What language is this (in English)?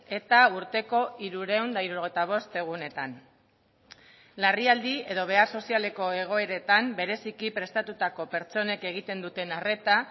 Basque